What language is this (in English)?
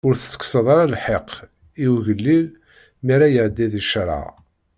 Kabyle